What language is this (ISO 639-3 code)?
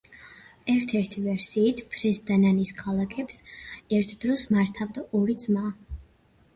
kat